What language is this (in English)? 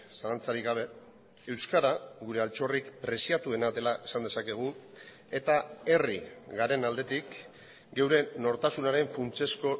Basque